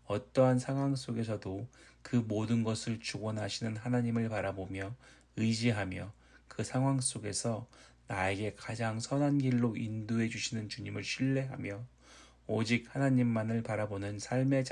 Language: Korean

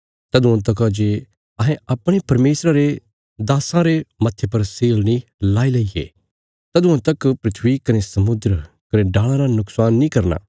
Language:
Bilaspuri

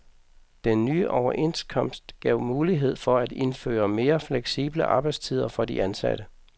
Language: Danish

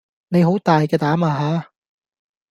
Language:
Cantonese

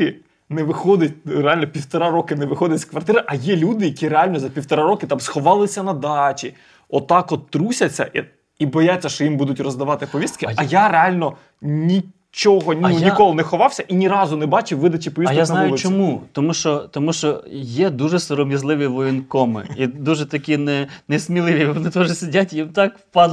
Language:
Ukrainian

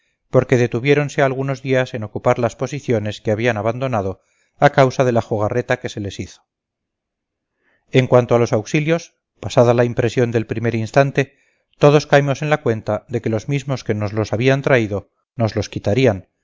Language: Spanish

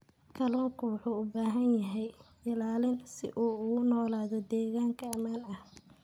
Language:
Somali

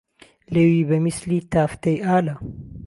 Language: Central Kurdish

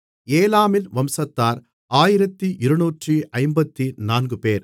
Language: Tamil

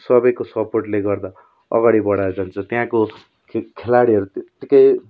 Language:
Nepali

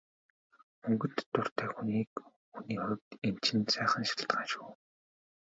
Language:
Mongolian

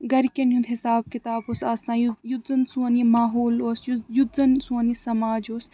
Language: Kashmiri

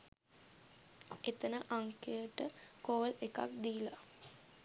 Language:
Sinhala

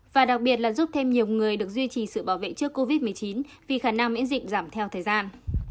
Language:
Vietnamese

